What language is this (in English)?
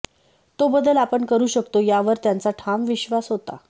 Marathi